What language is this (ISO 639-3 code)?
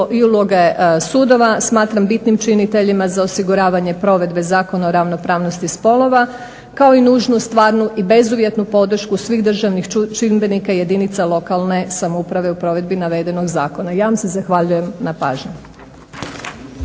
hrv